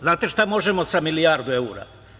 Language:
Serbian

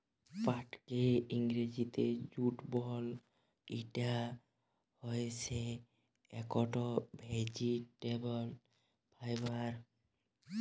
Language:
Bangla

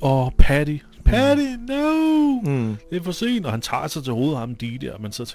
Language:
Danish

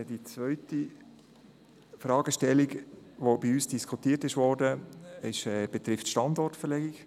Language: Swiss German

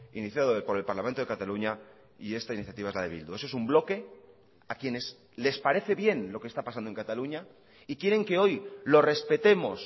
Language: Spanish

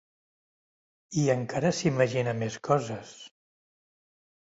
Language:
Catalan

